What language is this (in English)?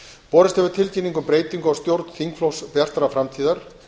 Icelandic